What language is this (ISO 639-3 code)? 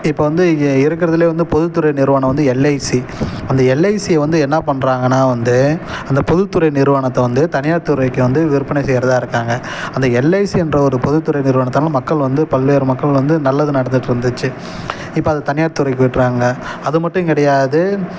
tam